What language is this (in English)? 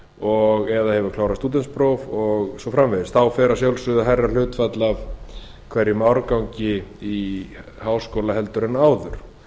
Icelandic